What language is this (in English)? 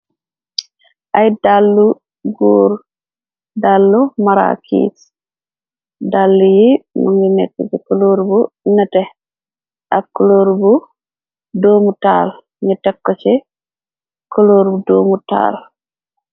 Wolof